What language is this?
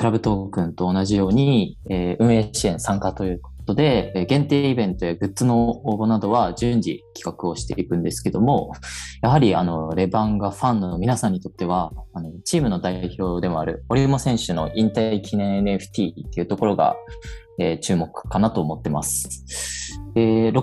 Japanese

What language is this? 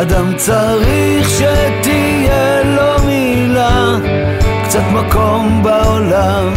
Hebrew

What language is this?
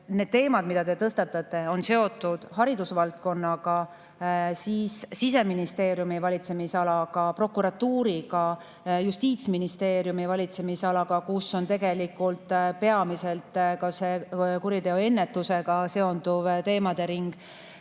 Estonian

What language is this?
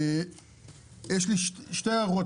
Hebrew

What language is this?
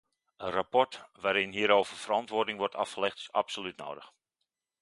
Dutch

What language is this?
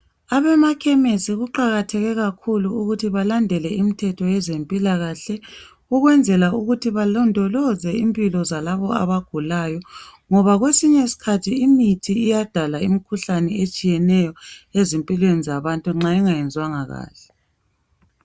North Ndebele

